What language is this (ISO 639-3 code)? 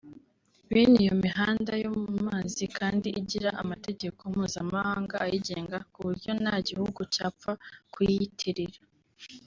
kin